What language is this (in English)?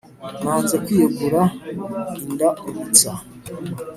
Kinyarwanda